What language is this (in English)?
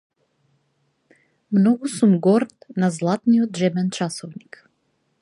Macedonian